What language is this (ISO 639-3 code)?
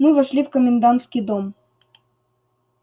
rus